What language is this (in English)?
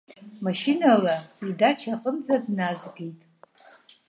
Abkhazian